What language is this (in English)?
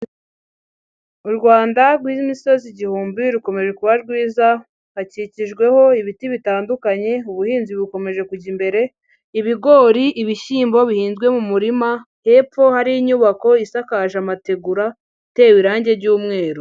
Kinyarwanda